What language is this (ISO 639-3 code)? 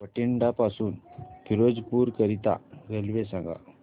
mar